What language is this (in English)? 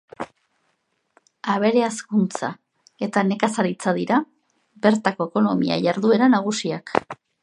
Basque